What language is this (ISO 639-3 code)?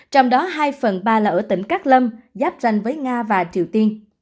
vie